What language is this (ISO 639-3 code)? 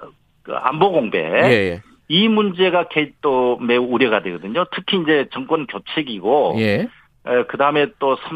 kor